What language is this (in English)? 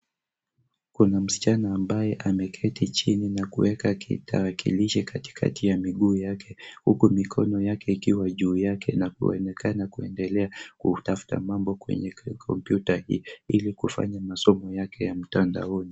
Swahili